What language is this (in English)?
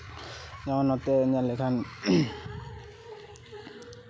Santali